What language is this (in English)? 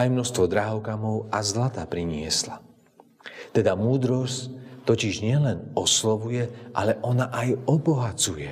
Slovak